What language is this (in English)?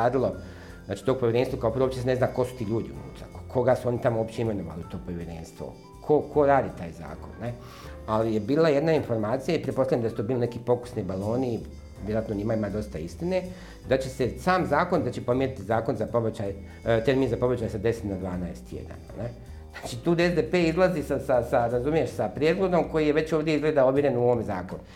Croatian